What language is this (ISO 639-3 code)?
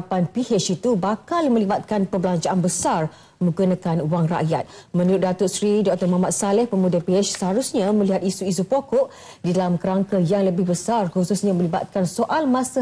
msa